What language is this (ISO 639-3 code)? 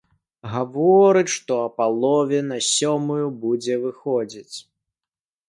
bel